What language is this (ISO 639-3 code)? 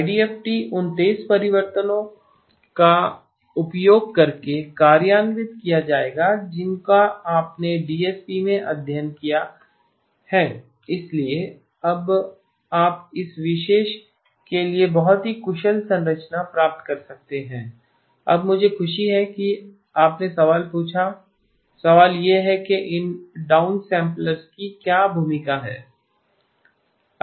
hin